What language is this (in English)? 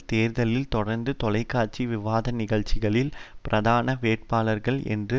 Tamil